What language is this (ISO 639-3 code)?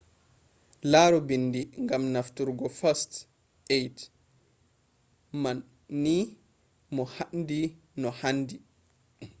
ful